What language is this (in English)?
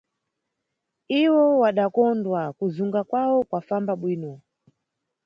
Nyungwe